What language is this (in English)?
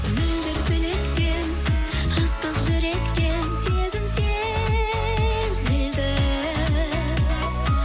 Kazakh